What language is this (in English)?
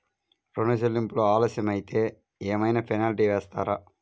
Telugu